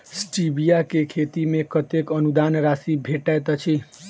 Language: Maithili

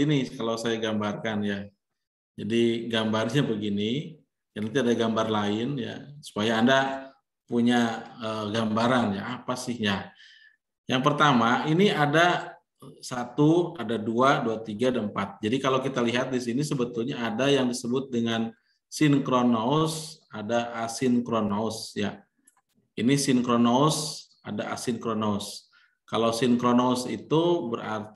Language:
Indonesian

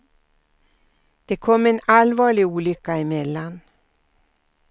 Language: Swedish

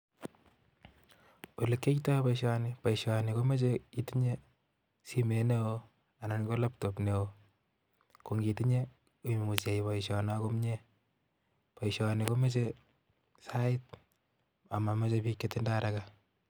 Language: Kalenjin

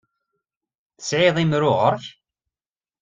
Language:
Kabyle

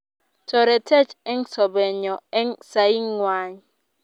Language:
Kalenjin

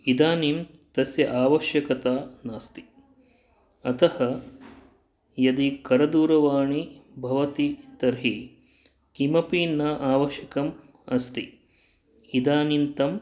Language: Sanskrit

